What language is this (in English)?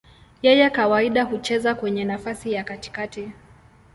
Swahili